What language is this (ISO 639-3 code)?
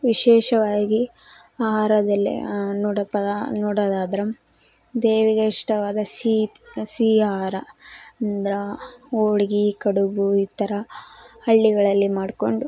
kan